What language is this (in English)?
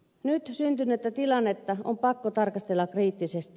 Finnish